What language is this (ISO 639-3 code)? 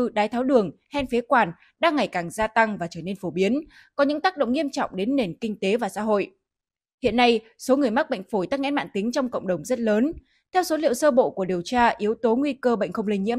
vie